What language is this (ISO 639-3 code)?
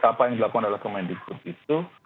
ind